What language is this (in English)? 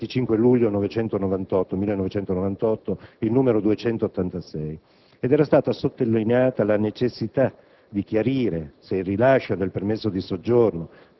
Italian